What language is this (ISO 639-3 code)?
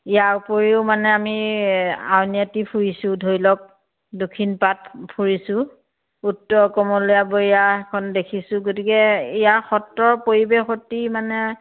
asm